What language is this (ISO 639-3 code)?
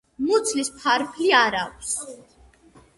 kat